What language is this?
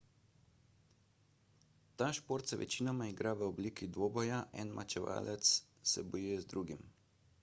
Slovenian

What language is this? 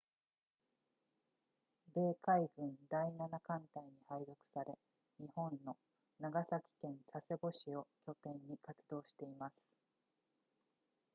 Japanese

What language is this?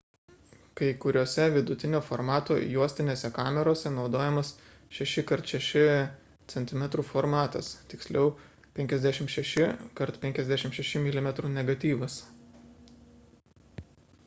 Lithuanian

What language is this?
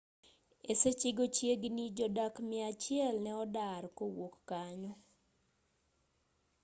Luo (Kenya and Tanzania)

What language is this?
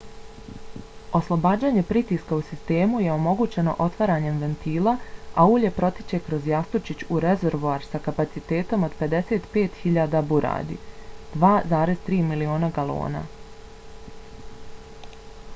Bosnian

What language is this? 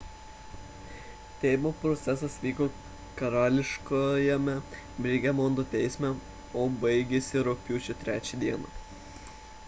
Lithuanian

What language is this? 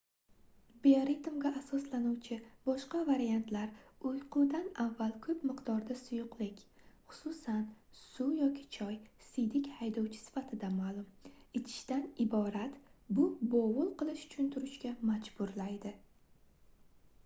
Uzbek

